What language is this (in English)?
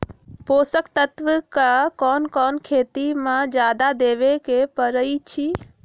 Magahi